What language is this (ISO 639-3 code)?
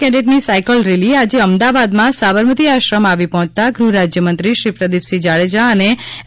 guj